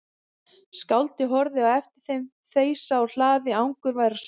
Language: Icelandic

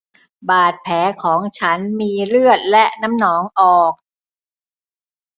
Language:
Thai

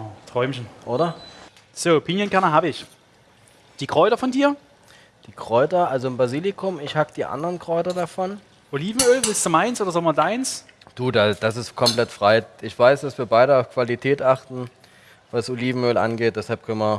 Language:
German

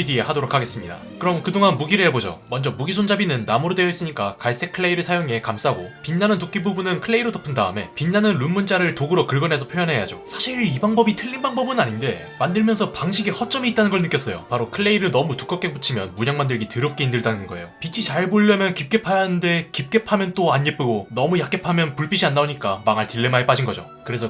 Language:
Korean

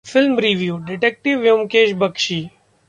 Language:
Hindi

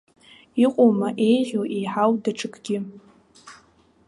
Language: Abkhazian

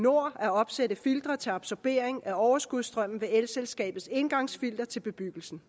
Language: Danish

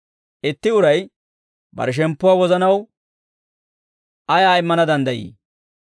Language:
Dawro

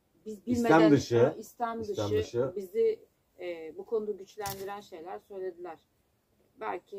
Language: Turkish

